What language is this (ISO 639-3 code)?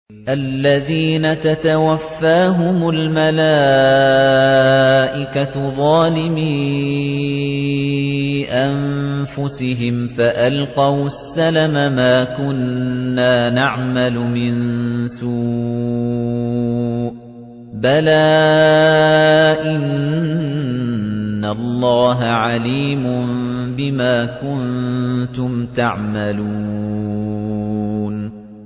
ara